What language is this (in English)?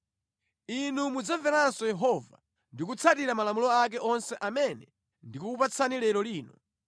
Nyanja